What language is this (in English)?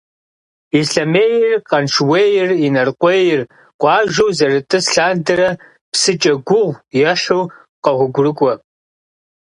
Kabardian